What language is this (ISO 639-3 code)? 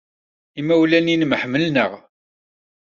kab